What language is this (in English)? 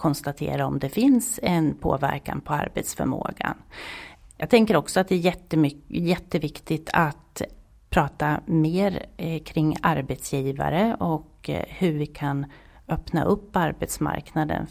Swedish